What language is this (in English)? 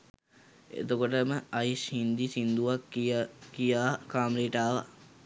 Sinhala